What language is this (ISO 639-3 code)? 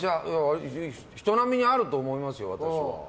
jpn